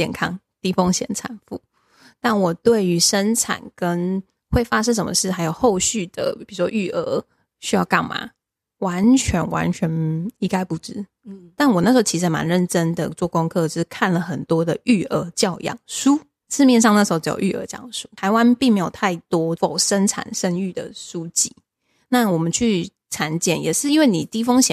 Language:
Chinese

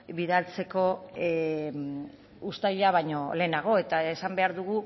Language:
Basque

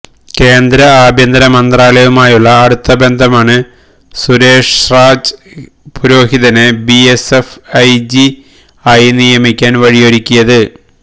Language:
Malayalam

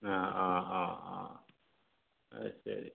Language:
Malayalam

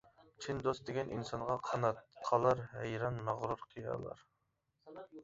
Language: Uyghur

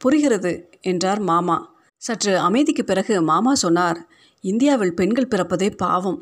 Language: Tamil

